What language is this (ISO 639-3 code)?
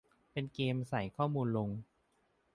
tha